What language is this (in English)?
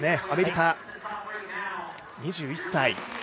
Japanese